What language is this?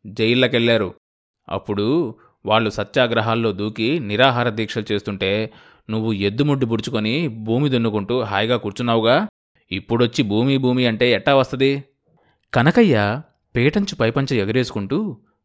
Telugu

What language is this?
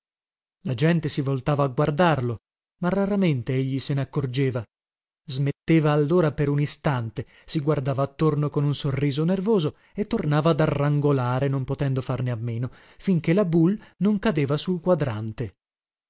Italian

